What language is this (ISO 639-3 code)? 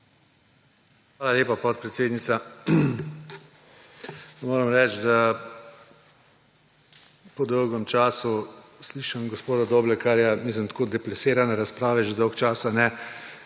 slv